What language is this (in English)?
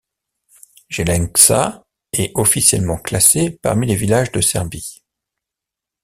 French